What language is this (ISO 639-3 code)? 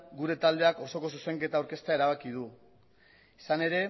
eus